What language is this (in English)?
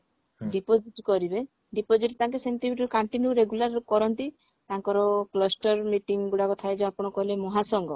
Odia